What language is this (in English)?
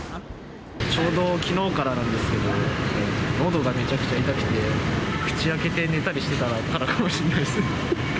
Japanese